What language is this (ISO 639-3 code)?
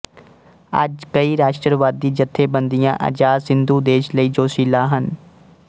pan